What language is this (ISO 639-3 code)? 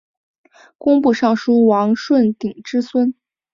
zho